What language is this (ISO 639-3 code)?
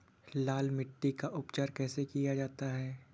hin